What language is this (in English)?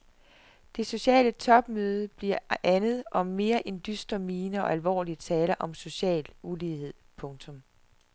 Danish